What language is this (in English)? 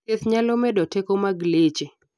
Luo (Kenya and Tanzania)